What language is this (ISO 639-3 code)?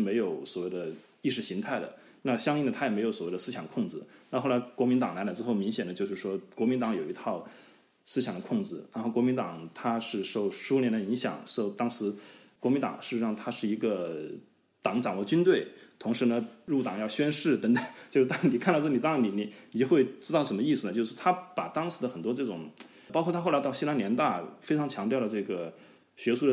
zho